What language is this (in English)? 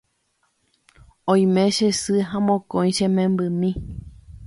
Guarani